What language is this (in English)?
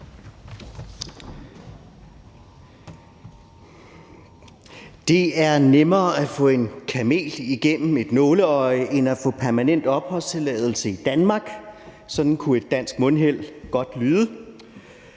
Danish